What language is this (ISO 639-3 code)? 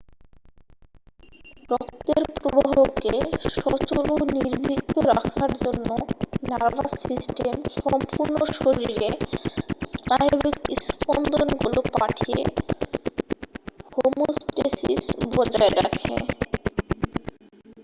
ben